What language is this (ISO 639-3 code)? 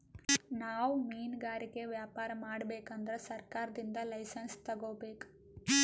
kan